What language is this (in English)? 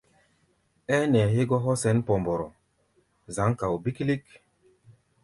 Gbaya